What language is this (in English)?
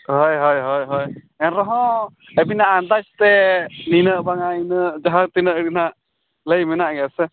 Santali